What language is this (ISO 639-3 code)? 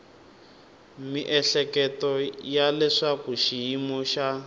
tso